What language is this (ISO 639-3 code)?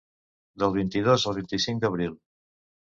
cat